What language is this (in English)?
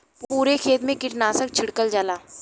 Bhojpuri